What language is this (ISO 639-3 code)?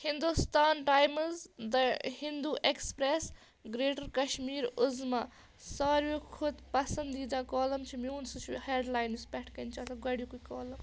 kas